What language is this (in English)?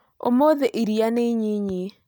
Kikuyu